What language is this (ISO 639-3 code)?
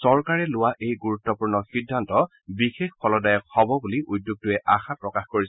asm